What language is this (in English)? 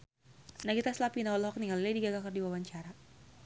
Sundanese